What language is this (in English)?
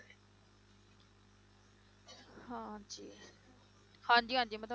Punjabi